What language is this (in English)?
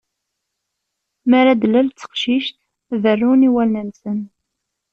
Kabyle